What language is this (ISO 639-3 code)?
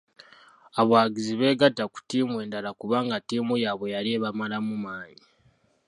lug